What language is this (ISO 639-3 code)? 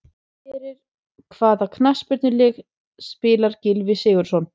isl